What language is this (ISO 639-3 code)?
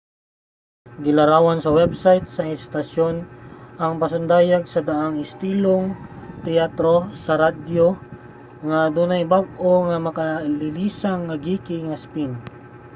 ceb